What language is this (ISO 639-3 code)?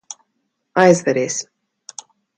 lav